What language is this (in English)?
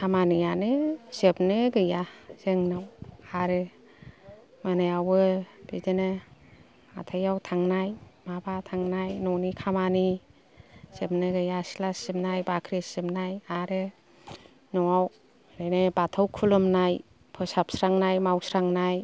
Bodo